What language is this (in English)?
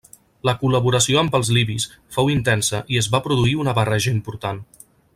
Catalan